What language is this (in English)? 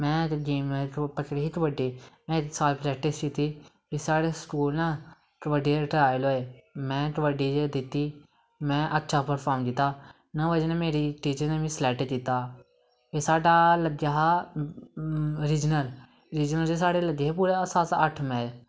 Dogri